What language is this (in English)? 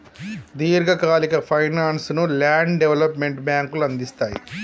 Telugu